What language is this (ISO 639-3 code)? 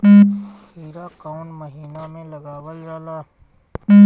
bho